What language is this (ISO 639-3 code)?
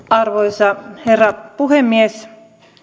fin